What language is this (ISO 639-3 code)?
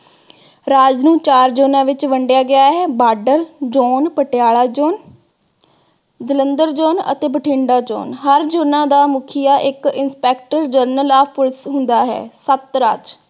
pan